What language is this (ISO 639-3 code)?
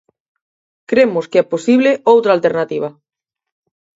glg